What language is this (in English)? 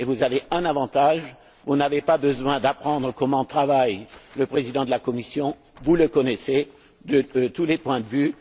French